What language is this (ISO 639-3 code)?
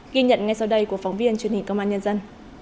vie